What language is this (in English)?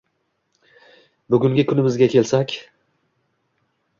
Uzbek